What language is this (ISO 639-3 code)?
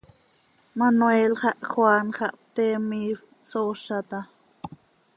sei